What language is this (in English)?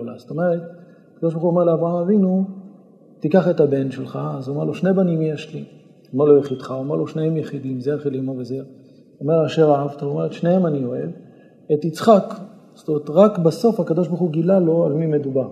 Hebrew